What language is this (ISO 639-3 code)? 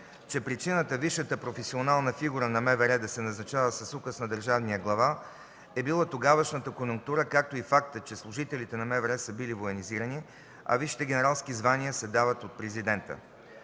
bul